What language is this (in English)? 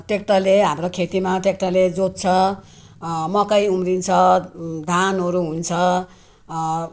Nepali